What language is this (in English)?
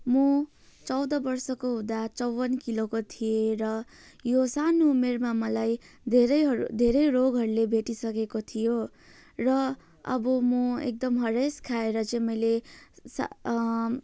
Nepali